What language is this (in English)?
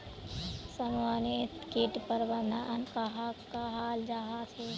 Magahi